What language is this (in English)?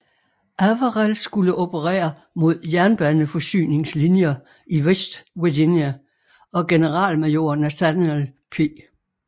Danish